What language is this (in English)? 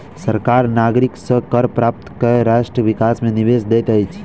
Maithili